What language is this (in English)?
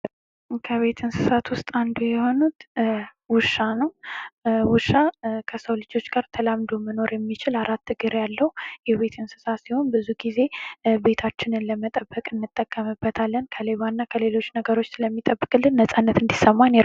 Amharic